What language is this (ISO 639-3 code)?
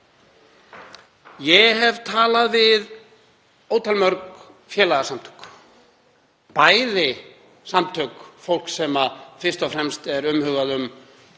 isl